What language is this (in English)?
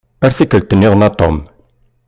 Kabyle